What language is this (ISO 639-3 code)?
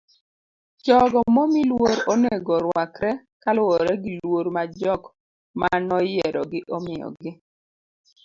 luo